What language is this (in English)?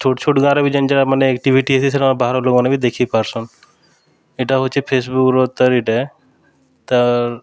Odia